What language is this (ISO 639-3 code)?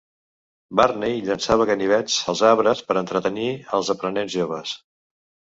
cat